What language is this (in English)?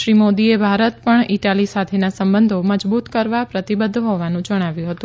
Gujarati